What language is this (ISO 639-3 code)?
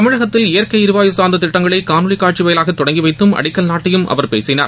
tam